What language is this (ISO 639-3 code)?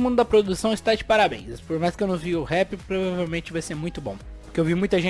por